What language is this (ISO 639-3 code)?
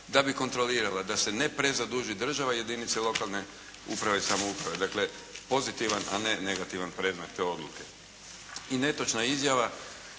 hrv